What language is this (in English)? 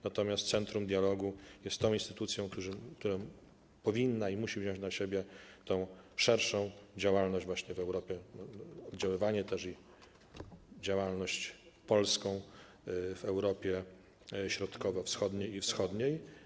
Polish